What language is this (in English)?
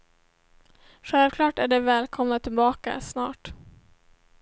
Swedish